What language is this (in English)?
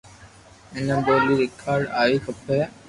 Loarki